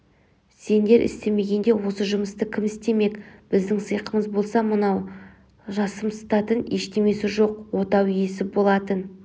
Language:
Kazakh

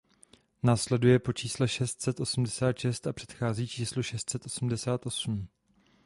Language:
Czech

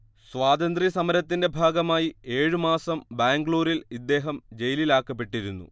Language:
Malayalam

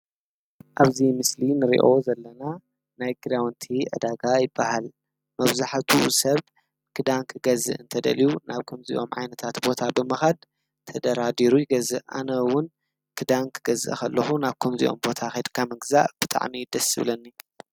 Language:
Tigrinya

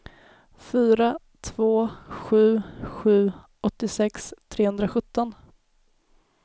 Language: Swedish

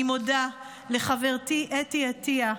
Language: Hebrew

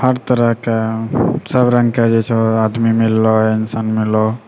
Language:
Maithili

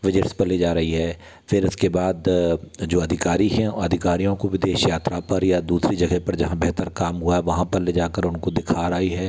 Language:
Hindi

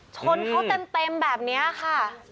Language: Thai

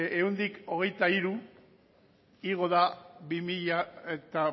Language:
Basque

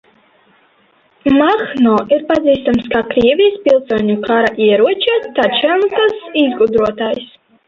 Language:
Latvian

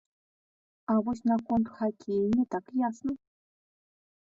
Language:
Belarusian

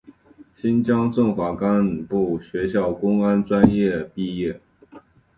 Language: Chinese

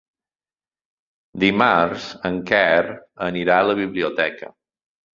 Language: Catalan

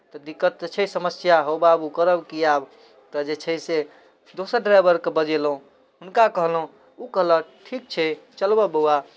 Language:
Maithili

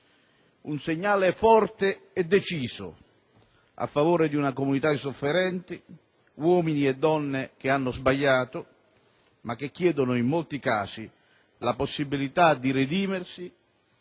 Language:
Italian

